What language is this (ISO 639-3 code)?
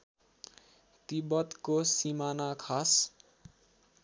nep